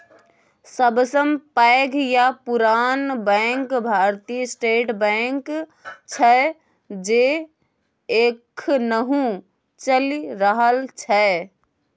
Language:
Maithili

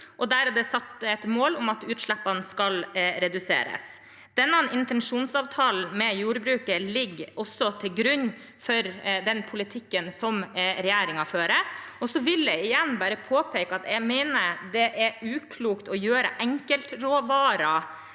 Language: Norwegian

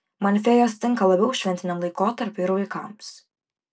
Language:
Lithuanian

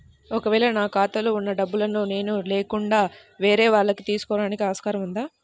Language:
Telugu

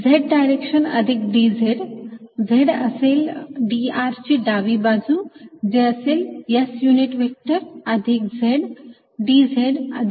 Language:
Marathi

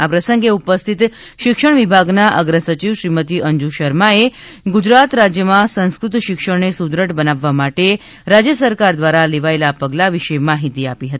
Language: Gujarati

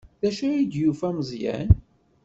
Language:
Kabyle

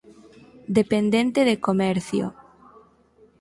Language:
Galician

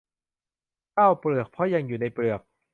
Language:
Thai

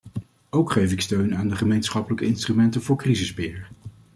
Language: Dutch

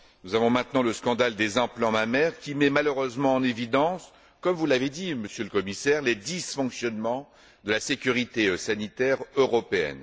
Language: French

